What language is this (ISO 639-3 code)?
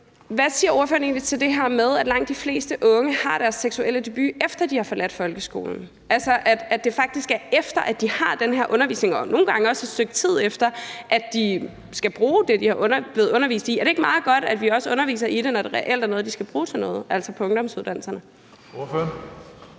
dan